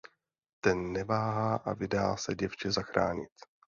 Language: Czech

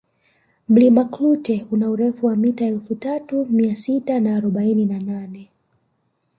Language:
Swahili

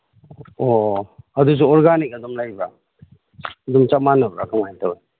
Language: Manipuri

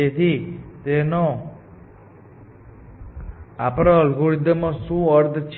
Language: Gujarati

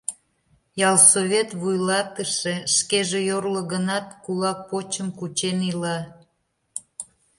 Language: Mari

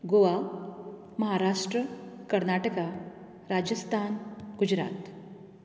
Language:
Konkani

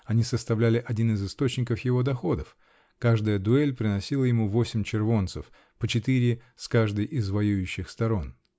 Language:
Russian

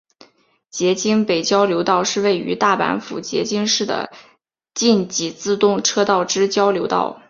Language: Chinese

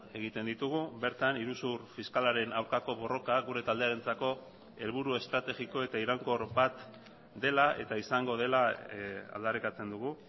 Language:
Basque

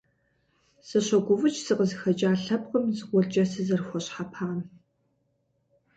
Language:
Kabardian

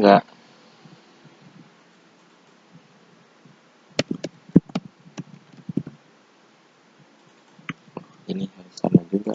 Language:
Indonesian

